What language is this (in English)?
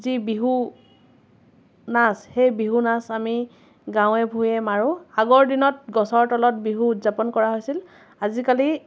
Assamese